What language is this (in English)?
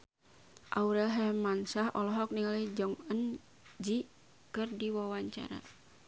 Sundanese